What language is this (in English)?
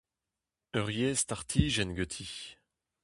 Breton